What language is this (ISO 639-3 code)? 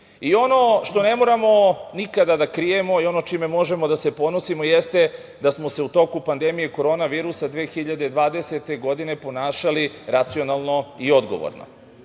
srp